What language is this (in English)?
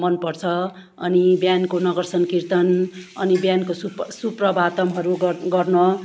Nepali